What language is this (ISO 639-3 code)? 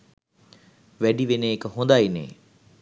sin